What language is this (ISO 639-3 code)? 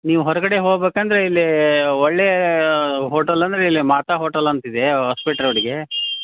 kan